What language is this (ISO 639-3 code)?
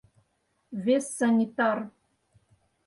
chm